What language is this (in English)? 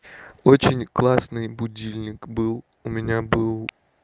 Russian